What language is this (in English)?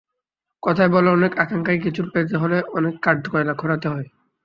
Bangla